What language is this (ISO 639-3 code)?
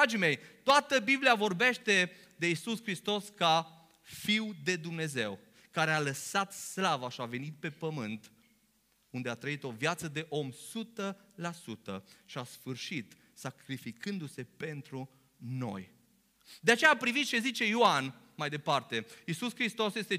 ron